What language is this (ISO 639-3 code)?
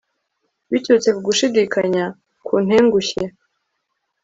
kin